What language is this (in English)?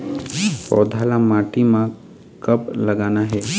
Chhattisgarhi